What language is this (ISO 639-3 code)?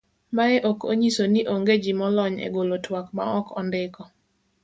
luo